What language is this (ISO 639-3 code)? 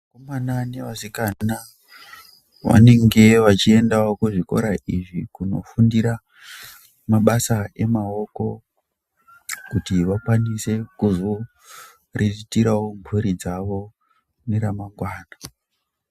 ndc